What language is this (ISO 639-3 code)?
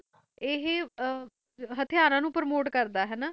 pan